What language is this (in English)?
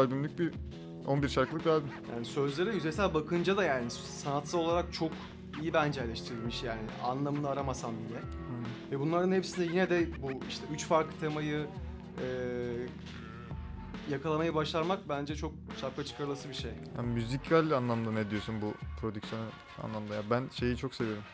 Turkish